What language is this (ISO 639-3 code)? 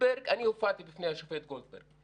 heb